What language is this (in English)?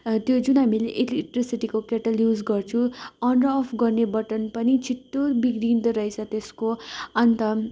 Nepali